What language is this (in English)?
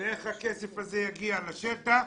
Hebrew